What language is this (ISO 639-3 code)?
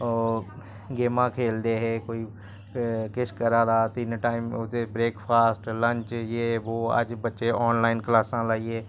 doi